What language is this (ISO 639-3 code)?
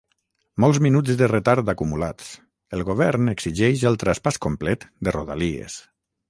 cat